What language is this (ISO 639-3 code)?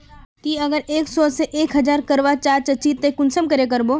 mag